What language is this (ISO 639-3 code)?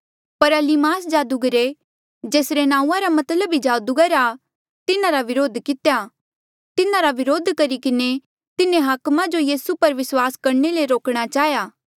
mjl